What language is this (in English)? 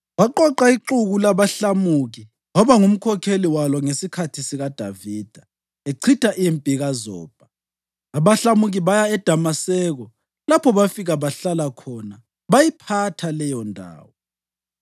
North Ndebele